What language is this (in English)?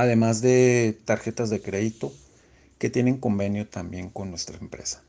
Spanish